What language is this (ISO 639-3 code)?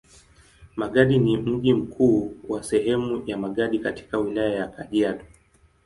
swa